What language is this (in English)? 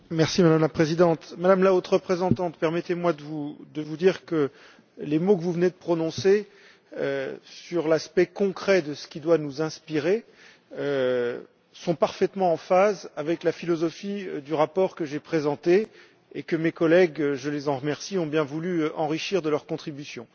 French